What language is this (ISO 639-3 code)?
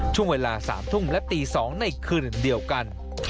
tha